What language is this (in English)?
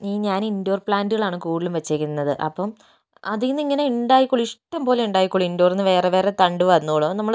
Malayalam